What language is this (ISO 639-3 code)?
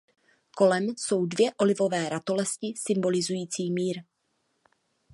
ces